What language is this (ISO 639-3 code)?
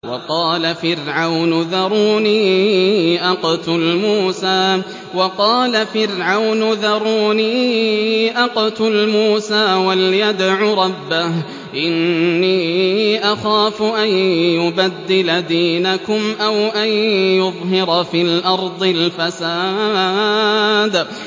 ara